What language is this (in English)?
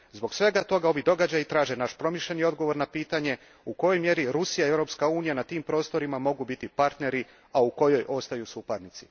Croatian